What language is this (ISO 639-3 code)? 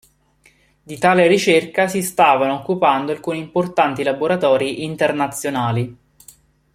ita